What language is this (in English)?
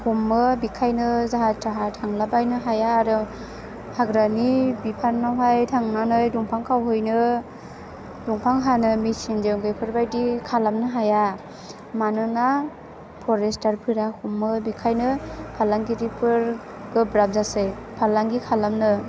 Bodo